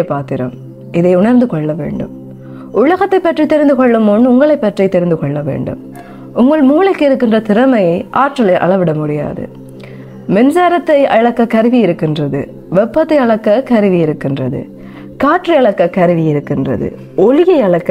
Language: Tamil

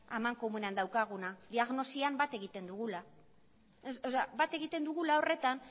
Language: Basque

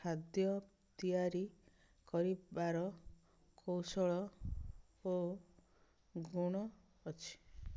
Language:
Odia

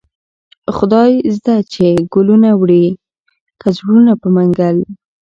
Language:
Pashto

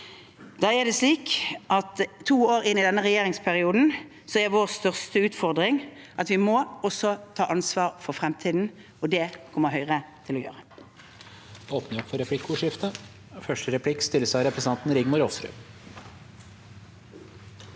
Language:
Norwegian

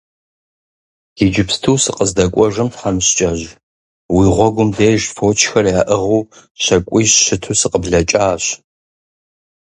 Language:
Kabardian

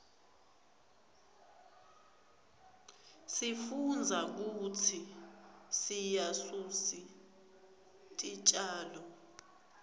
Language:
Swati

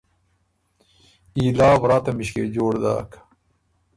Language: Ormuri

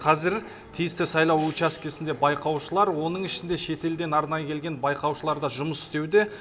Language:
Kazakh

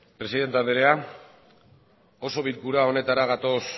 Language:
Basque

